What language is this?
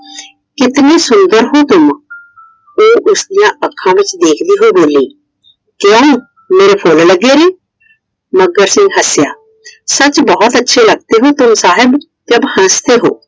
Punjabi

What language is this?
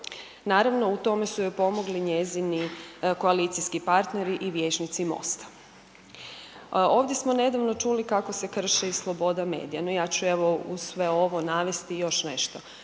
Croatian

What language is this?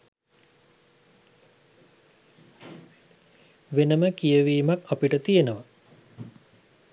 Sinhala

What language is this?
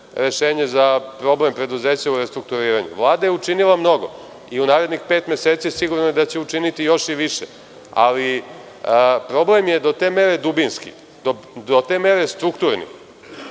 Serbian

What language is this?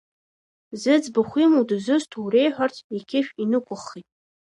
Abkhazian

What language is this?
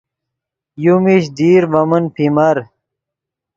Yidgha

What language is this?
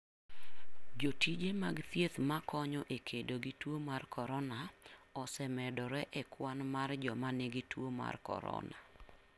Luo (Kenya and Tanzania)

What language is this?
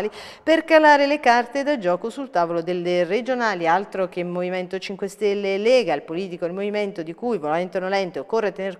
Italian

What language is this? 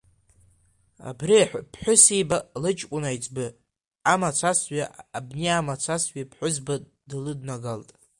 Abkhazian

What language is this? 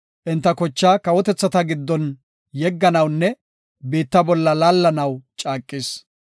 Gofa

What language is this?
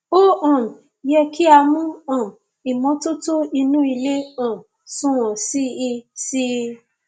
Yoruba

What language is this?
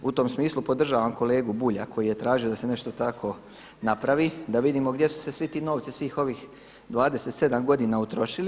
Croatian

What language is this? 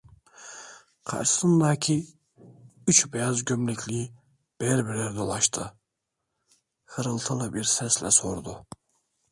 Turkish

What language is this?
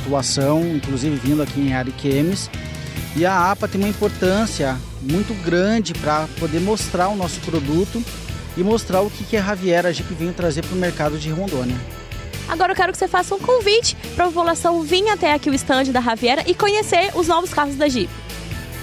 Portuguese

